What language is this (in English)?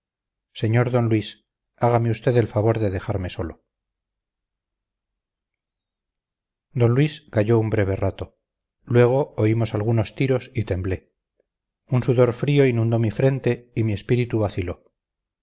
Spanish